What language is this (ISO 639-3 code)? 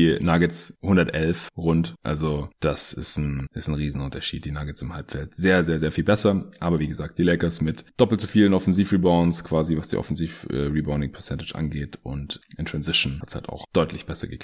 deu